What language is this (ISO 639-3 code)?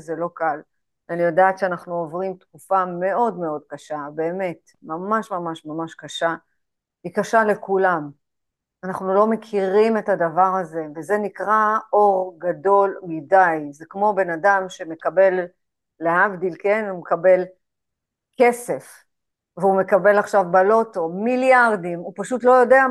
heb